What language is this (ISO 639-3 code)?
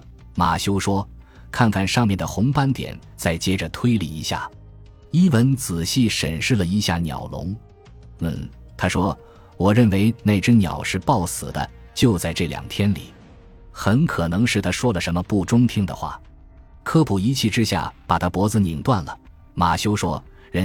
zho